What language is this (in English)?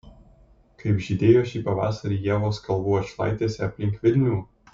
Lithuanian